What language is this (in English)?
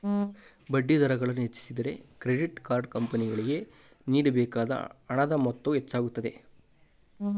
Kannada